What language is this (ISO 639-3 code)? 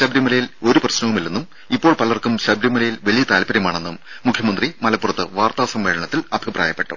mal